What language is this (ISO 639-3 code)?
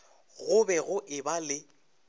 nso